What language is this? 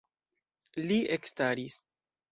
Esperanto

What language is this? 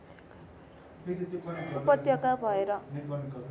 Nepali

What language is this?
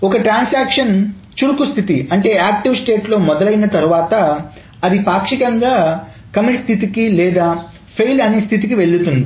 Telugu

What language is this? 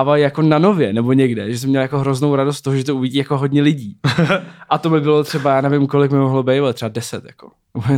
Czech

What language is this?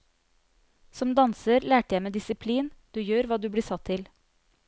Norwegian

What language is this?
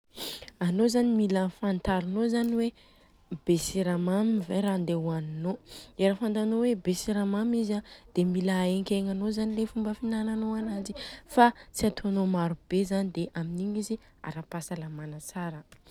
Southern Betsimisaraka Malagasy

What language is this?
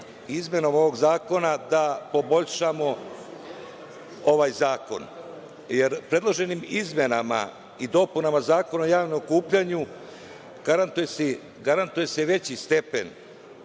Serbian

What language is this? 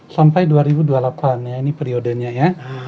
Indonesian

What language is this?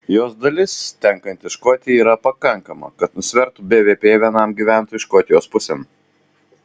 Lithuanian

